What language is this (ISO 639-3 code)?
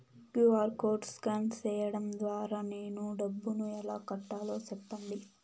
tel